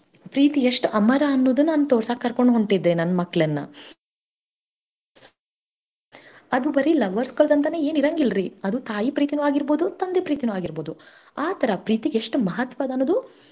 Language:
Kannada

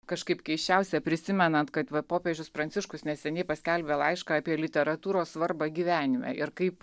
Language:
Lithuanian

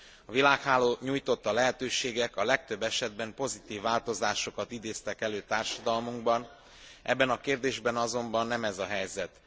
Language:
Hungarian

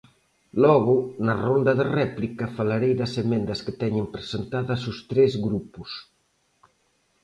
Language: Galician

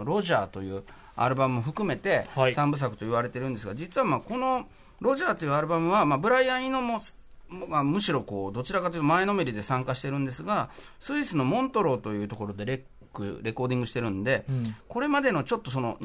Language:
Japanese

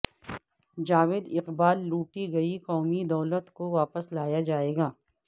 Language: Urdu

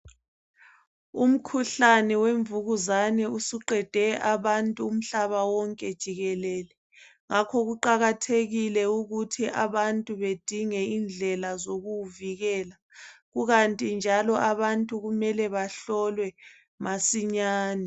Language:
North Ndebele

